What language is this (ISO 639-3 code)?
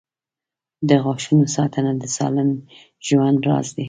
pus